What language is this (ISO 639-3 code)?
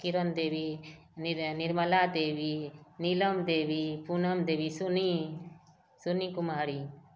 mai